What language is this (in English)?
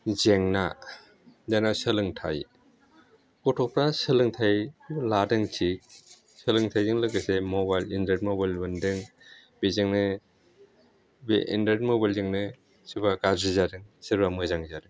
Bodo